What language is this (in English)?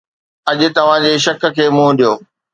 Sindhi